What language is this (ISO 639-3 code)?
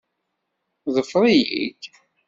kab